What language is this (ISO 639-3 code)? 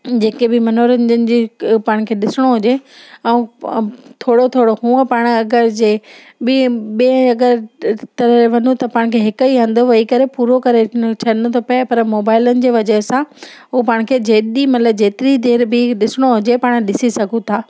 snd